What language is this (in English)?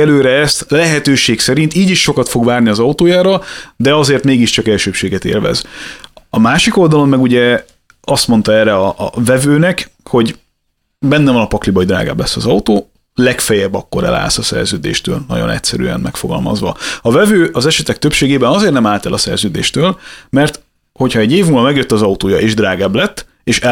Hungarian